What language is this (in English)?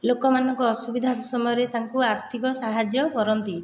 Odia